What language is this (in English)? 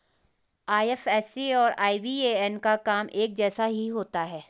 Hindi